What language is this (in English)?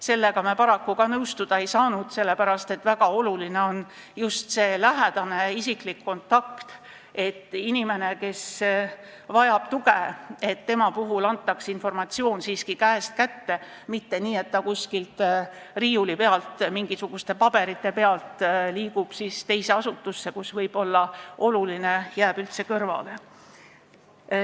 Estonian